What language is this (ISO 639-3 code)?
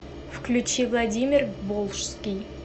rus